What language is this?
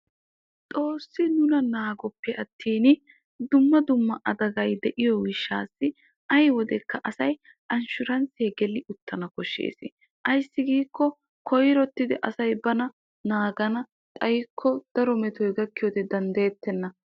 Wolaytta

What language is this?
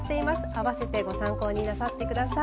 Japanese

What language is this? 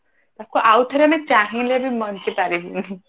Odia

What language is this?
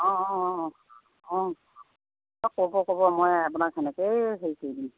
Assamese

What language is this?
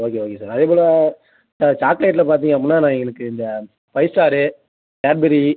Tamil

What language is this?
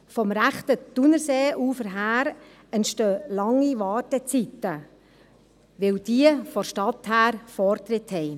Swiss German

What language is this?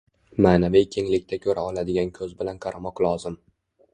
Uzbek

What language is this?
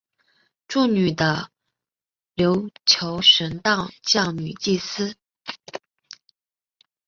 Chinese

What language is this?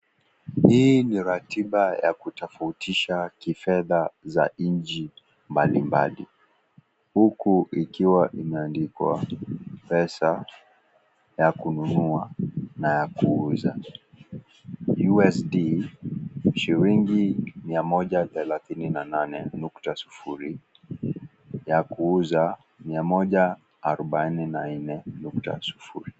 Swahili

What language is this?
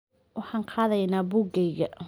Somali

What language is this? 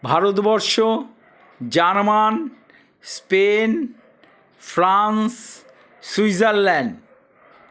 Bangla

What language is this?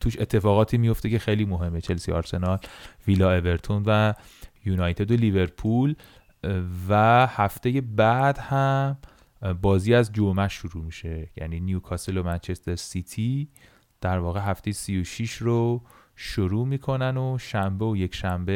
Persian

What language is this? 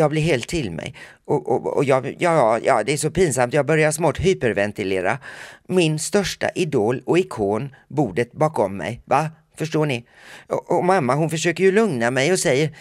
Swedish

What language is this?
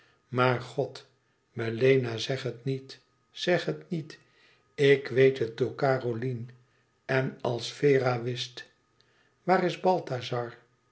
Dutch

